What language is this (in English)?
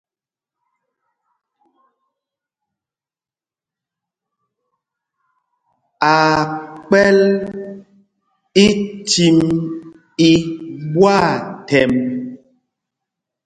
Mpumpong